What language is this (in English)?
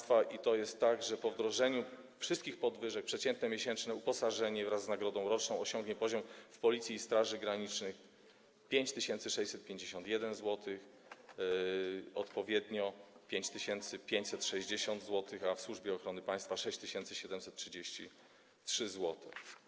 Polish